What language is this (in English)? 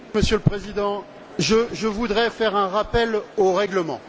French